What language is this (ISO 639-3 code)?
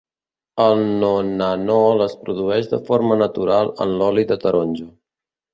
cat